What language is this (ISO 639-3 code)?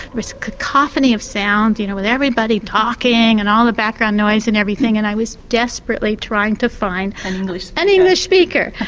eng